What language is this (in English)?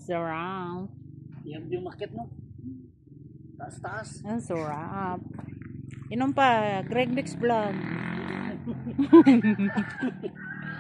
Filipino